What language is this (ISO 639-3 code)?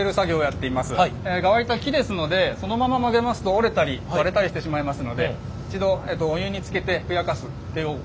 jpn